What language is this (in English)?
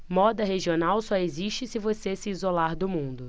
Portuguese